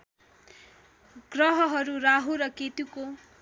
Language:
Nepali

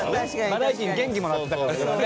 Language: Japanese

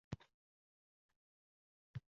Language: Uzbek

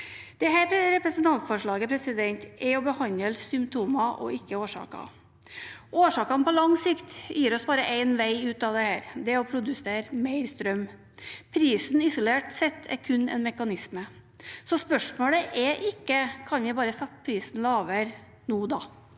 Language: Norwegian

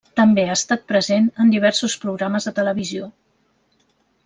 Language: Catalan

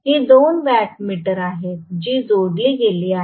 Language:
Marathi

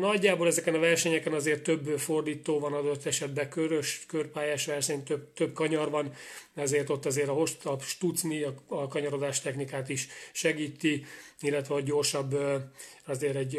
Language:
Hungarian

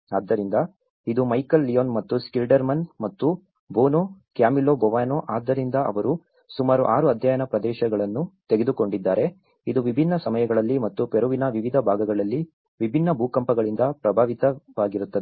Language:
Kannada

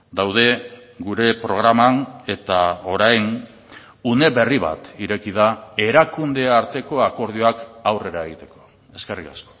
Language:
Basque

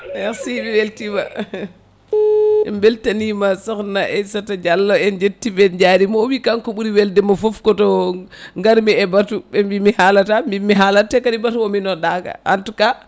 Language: Fula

